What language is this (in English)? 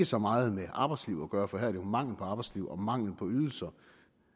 Danish